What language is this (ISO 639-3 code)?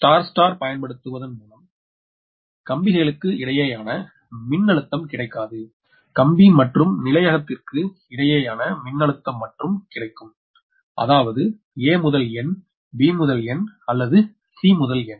tam